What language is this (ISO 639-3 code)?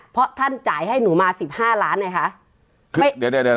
tha